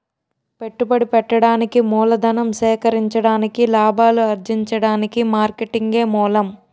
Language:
Telugu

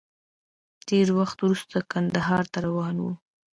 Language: Pashto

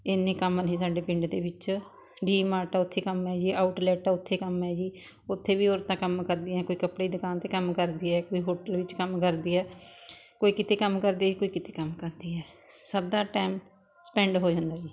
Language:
Punjabi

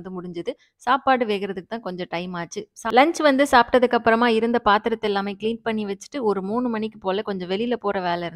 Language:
Romanian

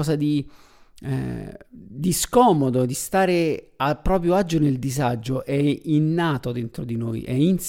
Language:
Italian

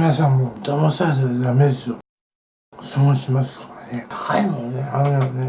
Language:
Japanese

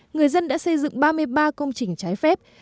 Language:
Vietnamese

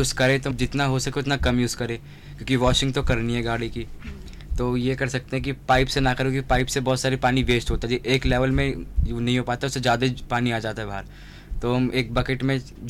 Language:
Hindi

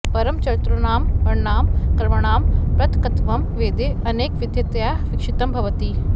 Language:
Sanskrit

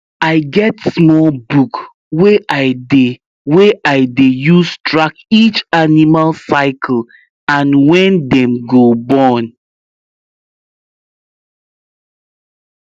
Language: Nigerian Pidgin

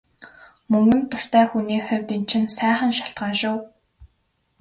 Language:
Mongolian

